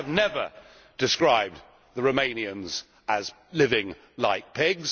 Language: English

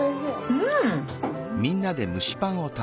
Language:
Japanese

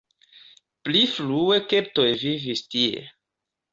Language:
Esperanto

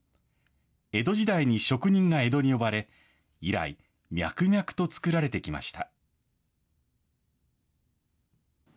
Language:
Japanese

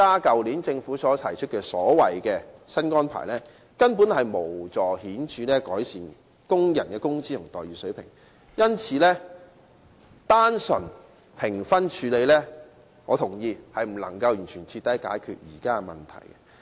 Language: Cantonese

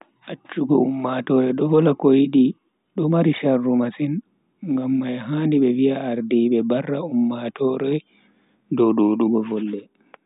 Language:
Bagirmi Fulfulde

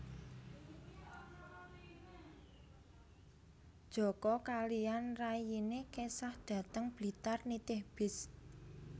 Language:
Javanese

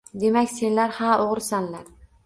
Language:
Uzbek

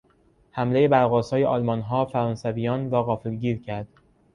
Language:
Persian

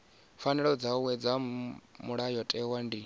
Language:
Venda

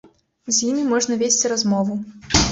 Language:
Belarusian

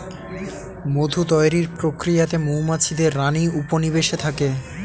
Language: Bangla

